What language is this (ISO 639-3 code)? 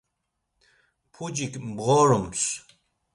lzz